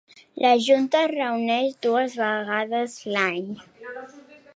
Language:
Catalan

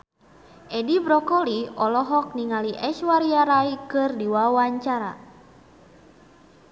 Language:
Sundanese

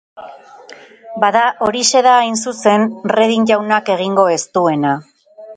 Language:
Basque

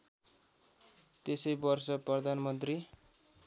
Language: Nepali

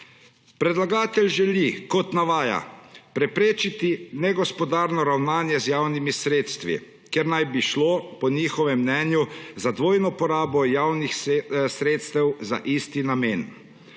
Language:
Slovenian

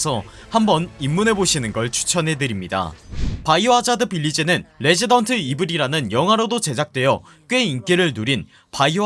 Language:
Korean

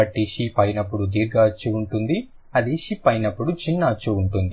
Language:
Telugu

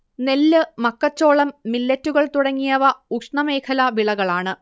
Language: Malayalam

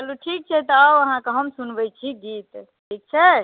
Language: Maithili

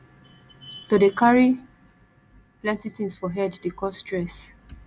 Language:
Nigerian Pidgin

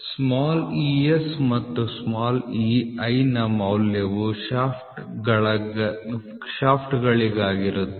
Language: Kannada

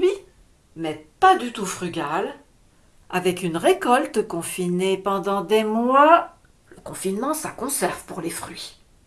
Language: French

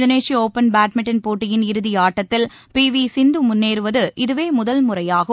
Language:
Tamil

